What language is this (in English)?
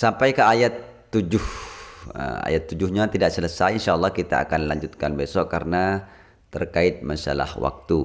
Indonesian